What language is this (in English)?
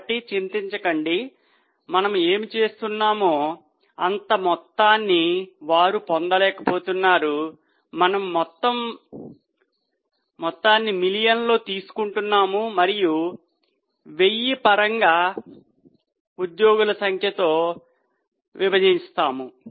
Telugu